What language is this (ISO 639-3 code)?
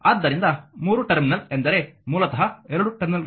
kan